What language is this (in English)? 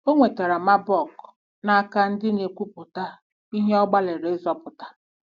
Igbo